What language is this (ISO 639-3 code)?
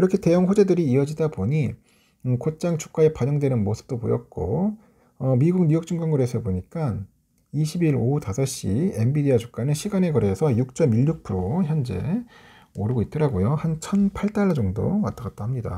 kor